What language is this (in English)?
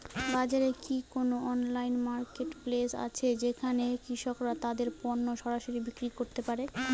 Bangla